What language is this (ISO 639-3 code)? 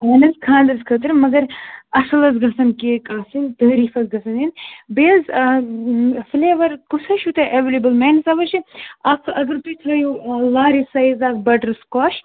kas